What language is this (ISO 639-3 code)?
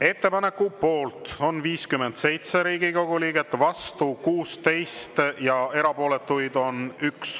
est